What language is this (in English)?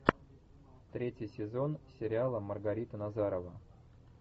Russian